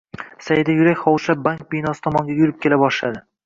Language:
Uzbek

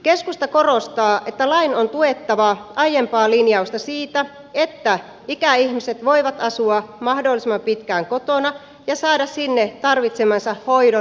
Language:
Finnish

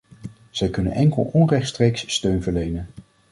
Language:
Dutch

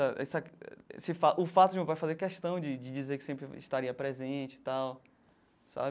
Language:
Portuguese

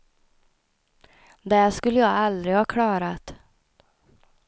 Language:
Swedish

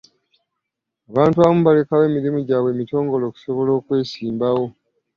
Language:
Ganda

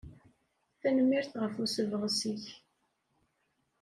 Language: Kabyle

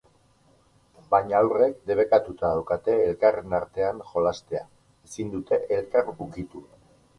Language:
Basque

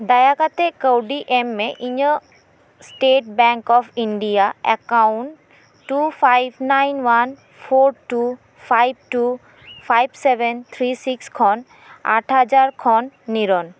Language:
Santali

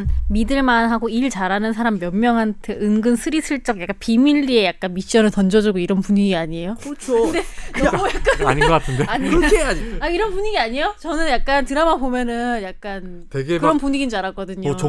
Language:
Korean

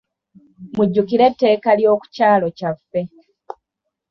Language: Ganda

